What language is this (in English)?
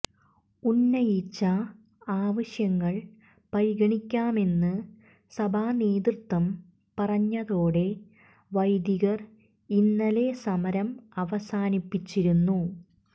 Malayalam